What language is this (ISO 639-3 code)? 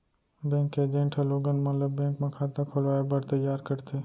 hne